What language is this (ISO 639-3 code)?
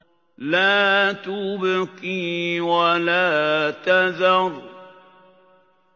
ara